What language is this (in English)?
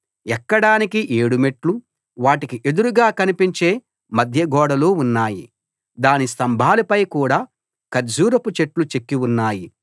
Telugu